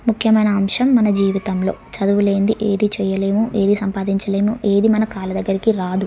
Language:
Telugu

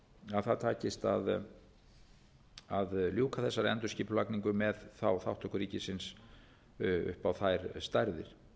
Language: Icelandic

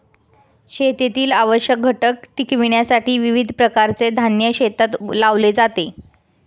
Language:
Marathi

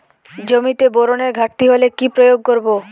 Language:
Bangla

